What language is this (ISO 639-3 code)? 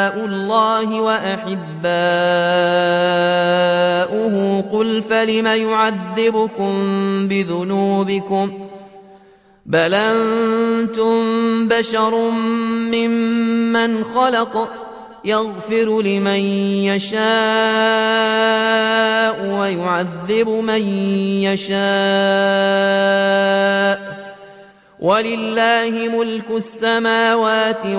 ara